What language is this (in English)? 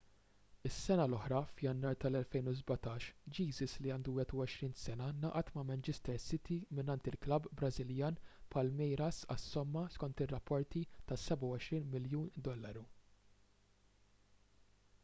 Maltese